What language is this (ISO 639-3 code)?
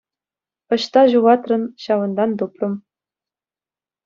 chv